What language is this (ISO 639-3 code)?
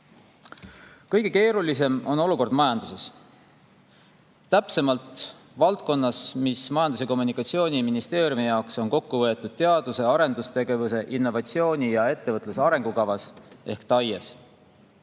est